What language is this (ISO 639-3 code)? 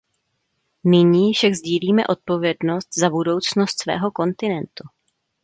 ces